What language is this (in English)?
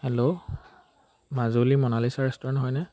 Assamese